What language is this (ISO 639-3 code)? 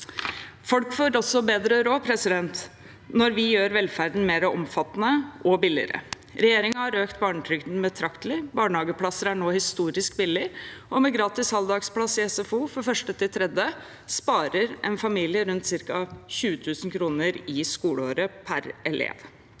nor